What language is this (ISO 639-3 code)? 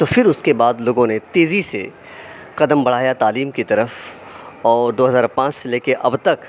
urd